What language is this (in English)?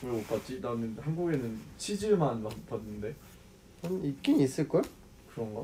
Korean